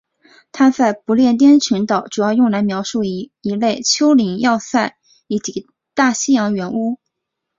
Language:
Chinese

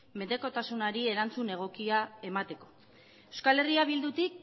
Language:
Basque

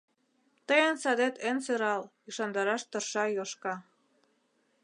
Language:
Mari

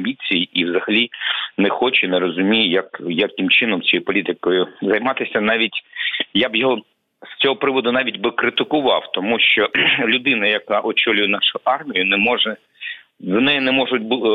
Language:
Ukrainian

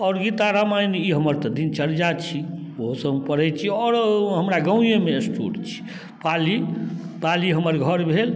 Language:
Maithili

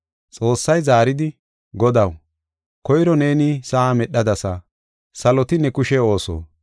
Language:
Gofa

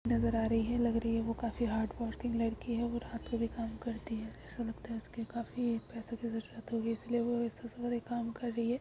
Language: Magahi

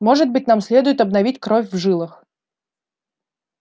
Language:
Russian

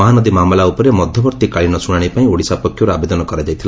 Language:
Odia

